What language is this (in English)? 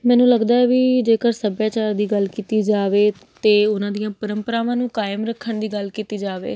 Punjabi